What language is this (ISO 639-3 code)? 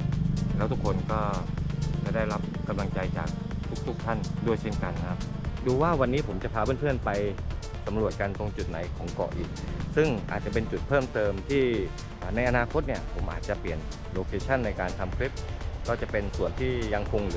tha